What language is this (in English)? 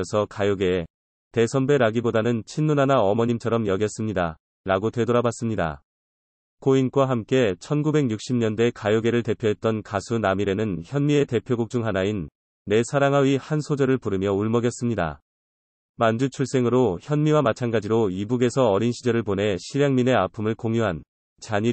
Korean